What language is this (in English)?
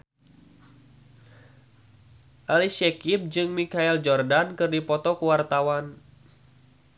Sundanese